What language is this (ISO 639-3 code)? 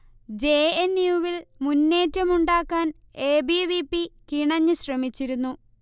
mal